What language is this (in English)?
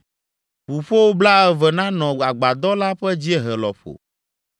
Ewe